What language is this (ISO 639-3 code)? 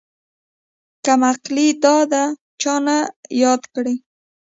pus